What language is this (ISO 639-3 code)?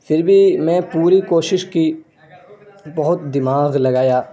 urd